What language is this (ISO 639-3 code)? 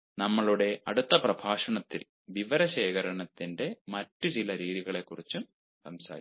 mal